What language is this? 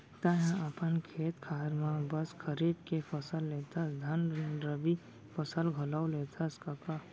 Chhattisgarhi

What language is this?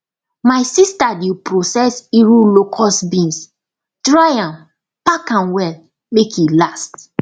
Nigerian Pidgin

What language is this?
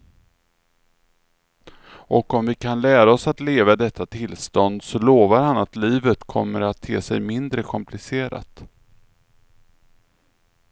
Swedish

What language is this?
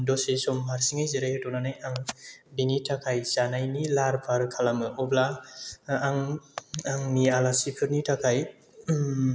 Bodo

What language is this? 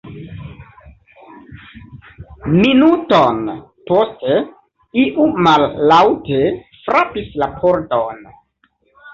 Esperanto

